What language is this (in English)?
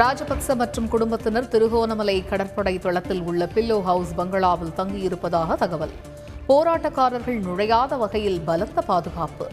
Tamil